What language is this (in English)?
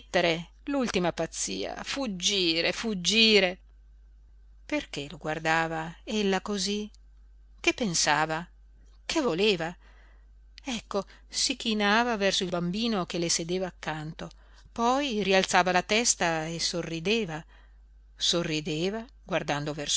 Italian